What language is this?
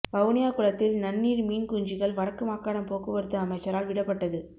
Tamil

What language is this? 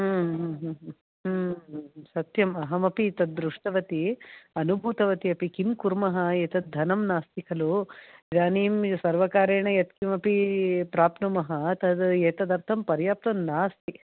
Sanskrit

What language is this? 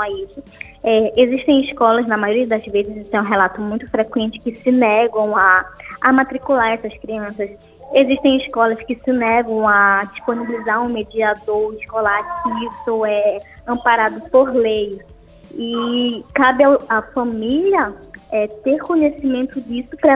Portuguese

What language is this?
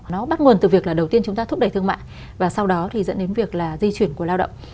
Vietnamese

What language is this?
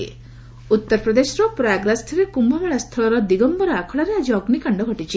Odia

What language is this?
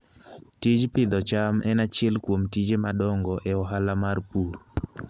Luo (Kenya and Tanzania)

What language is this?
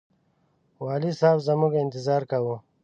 Pashto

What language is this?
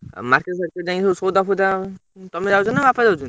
Odia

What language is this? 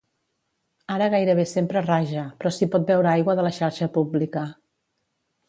Catalan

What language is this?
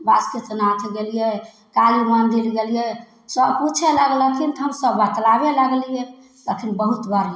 Maithili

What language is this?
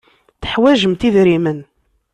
Kabyle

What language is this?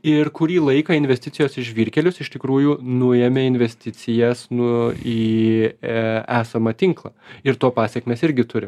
Lithuanian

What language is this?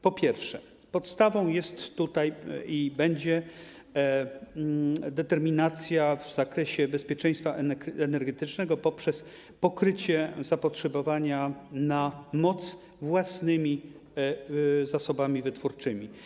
Polish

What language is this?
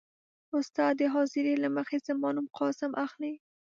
Pashto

